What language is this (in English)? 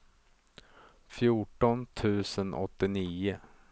Swedish